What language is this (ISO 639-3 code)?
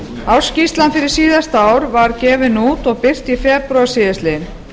isl